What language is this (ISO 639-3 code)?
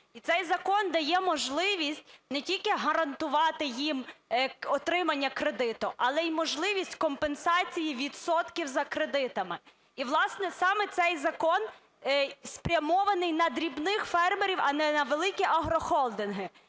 ukr